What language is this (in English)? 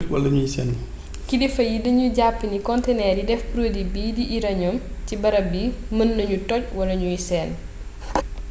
Wolof